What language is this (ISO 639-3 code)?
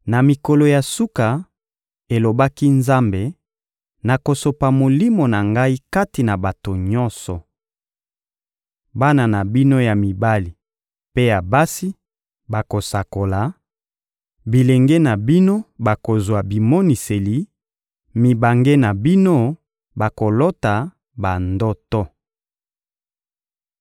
lin